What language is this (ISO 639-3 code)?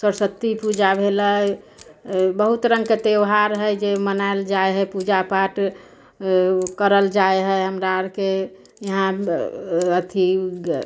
mai